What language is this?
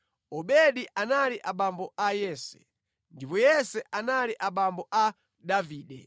Nyanja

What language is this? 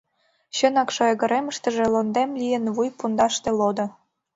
Mari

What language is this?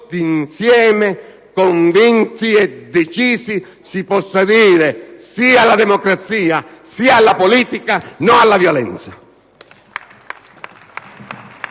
Italian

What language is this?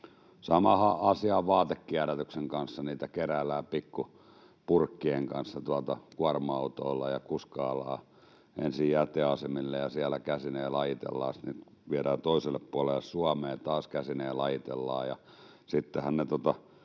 Finnish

